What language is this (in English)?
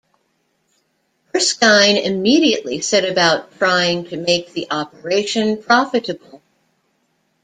English